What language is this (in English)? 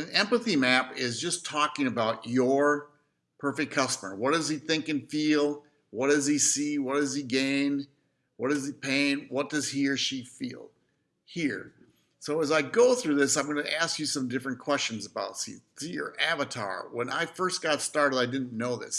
English